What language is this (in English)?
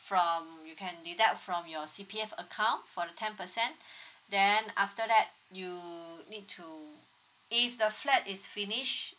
English